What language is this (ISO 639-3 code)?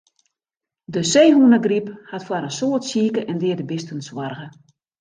fry